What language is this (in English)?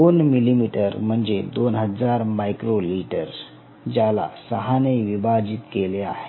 Marathi